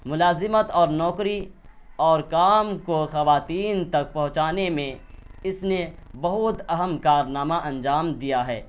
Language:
Urdu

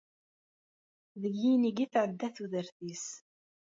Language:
Kabyle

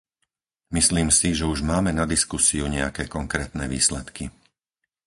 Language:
Slovak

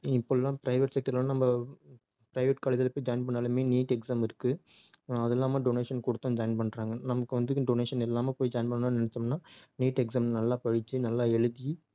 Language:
Tamil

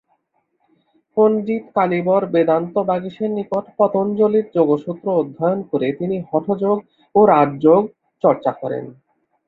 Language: Bangla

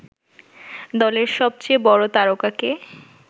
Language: Bangla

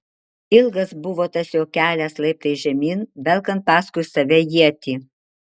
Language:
Lithuanian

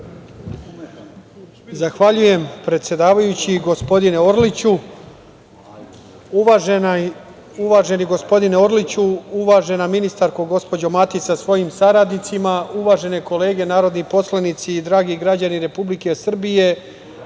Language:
Serbian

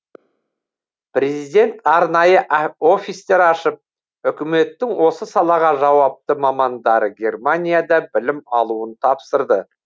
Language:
Kazakh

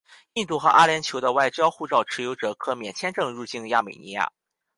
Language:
Chinese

